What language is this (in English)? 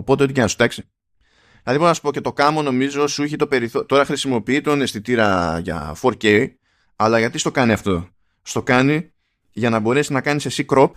Greek